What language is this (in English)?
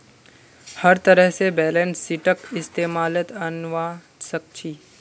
Magahi